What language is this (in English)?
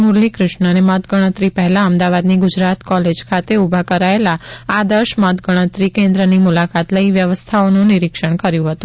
Gujarati